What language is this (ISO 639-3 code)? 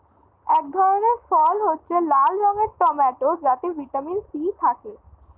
ben